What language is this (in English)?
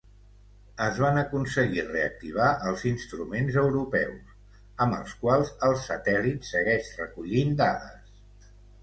Catalan